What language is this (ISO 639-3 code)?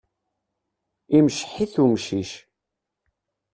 kab